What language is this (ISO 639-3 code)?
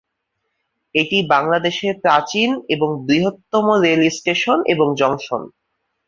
ben